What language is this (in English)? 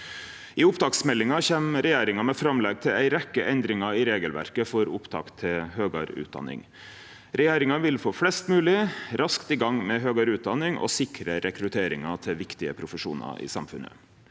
Norwegian